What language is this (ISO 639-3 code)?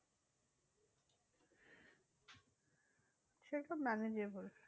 ben